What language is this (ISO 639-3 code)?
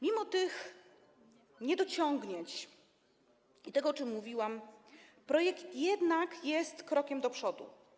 pol